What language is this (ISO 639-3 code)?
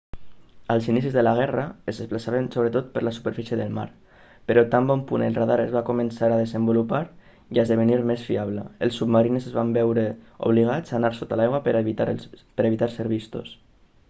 cat